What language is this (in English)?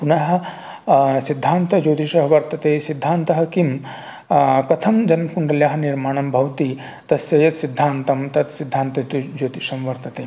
Sanskrit